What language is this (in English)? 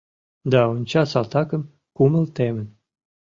Mari